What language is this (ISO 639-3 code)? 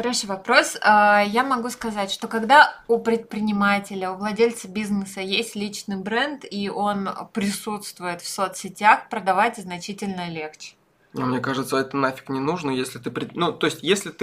rus